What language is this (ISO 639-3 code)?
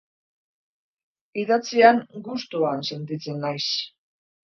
eus